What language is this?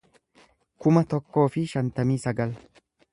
Oromo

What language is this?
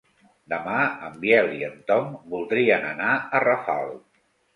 Catalan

